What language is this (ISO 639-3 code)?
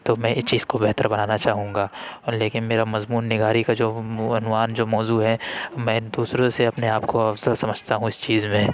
urd